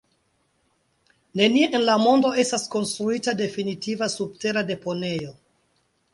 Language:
Esperanto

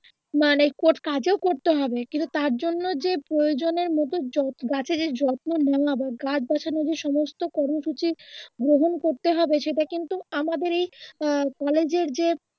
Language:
Bangla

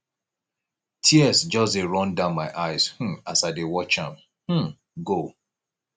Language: Nigerian Pidgin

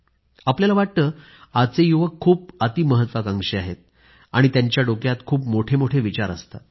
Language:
Marathi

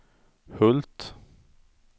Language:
Swedish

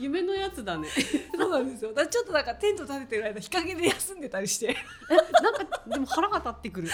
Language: Japanese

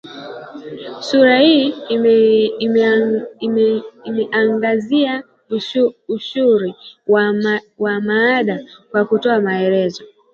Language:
Swahili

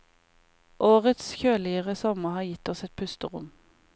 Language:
Norwegian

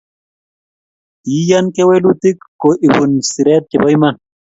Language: Kalenjin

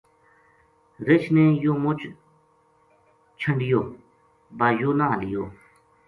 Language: Gujari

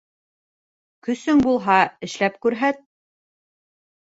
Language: Bashkir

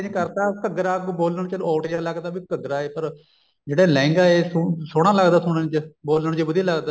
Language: Punjabi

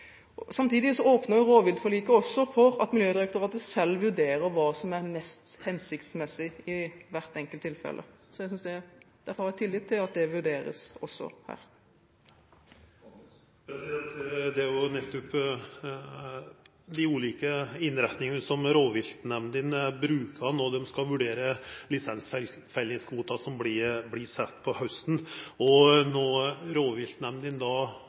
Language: Norwegian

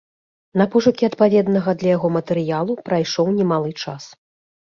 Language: Belarusian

